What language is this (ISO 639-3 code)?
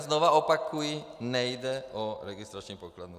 ces